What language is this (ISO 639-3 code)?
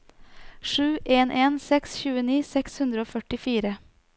nor